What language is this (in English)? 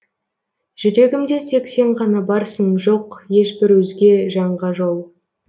Kazakh